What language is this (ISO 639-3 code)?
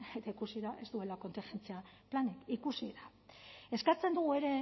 eus